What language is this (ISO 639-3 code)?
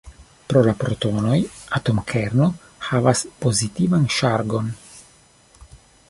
epo